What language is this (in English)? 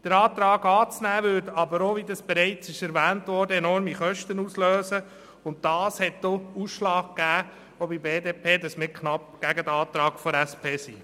Swiss German